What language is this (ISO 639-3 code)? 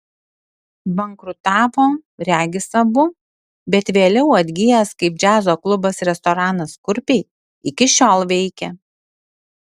lit